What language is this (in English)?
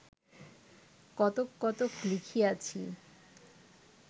Bangla